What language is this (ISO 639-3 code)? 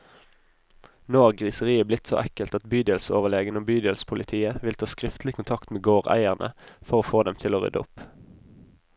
nor